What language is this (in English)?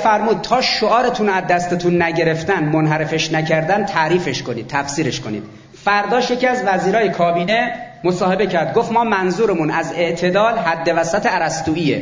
Persian